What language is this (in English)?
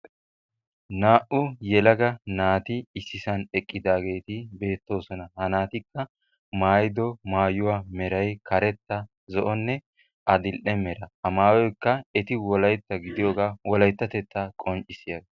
Wolaytta